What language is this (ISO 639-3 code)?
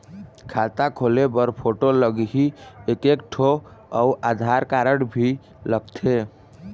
hne